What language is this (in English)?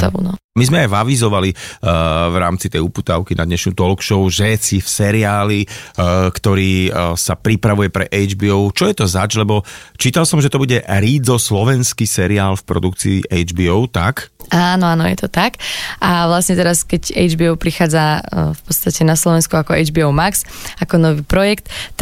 Slovak